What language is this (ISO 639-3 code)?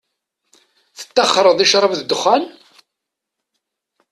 kab